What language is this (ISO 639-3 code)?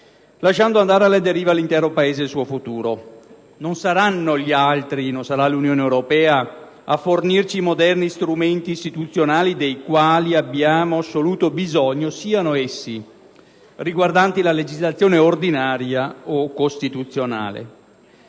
ita